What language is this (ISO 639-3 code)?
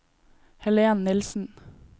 nor